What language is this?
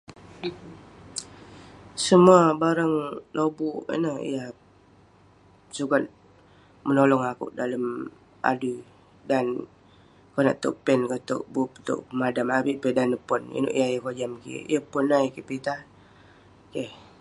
Western Penan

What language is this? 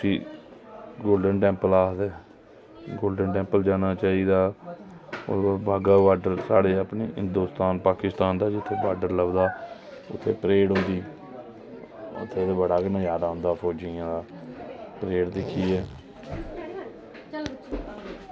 Dogri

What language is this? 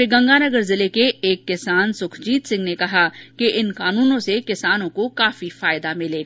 Hindi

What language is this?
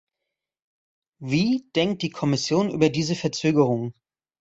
German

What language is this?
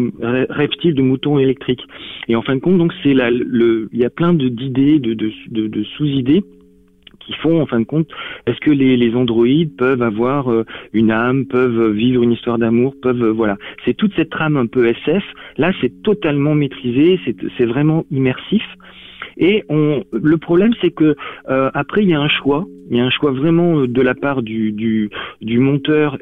French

